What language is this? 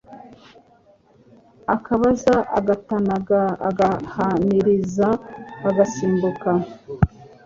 Kinyarwanda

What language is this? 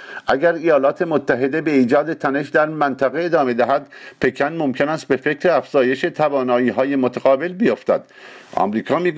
Persian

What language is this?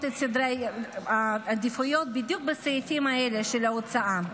Hebrew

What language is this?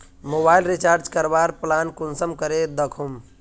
Magahi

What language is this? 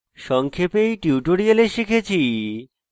Bangla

